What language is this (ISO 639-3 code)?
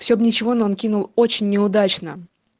rus